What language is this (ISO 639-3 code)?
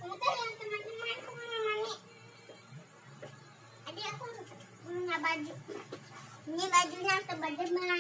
ind